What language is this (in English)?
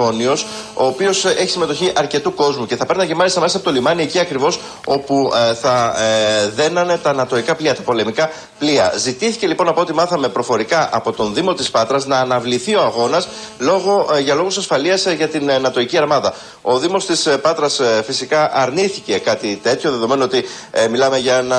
Greek